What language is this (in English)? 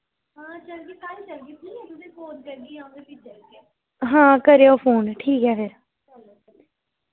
Dogri